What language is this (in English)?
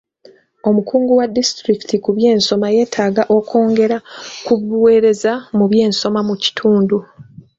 Ganda